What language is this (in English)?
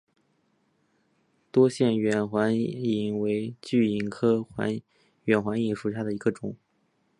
Chinese